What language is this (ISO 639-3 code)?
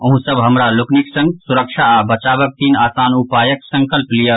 mai